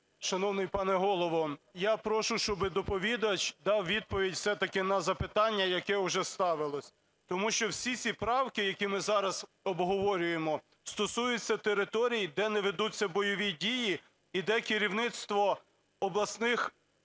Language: Ukrainian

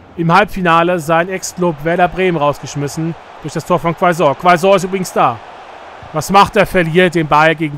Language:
German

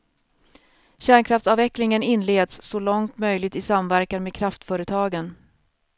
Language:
Swedish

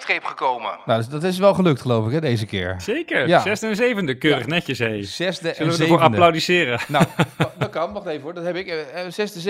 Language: Dutch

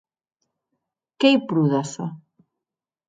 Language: Occitan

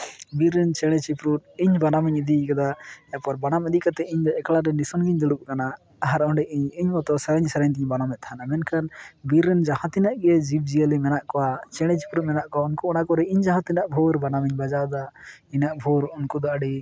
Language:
Santali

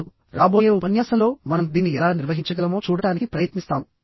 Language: Telugu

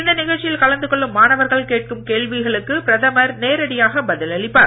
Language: Tamil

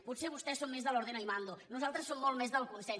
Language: Catalan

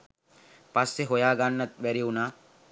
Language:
Sinhala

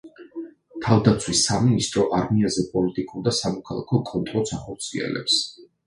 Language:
Georgian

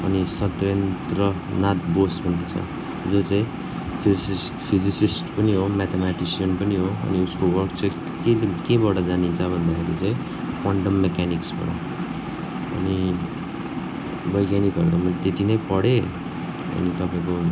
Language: Nepali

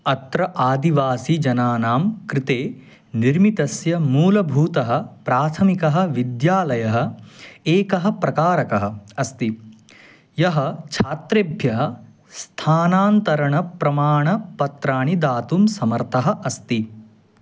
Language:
Sanskrit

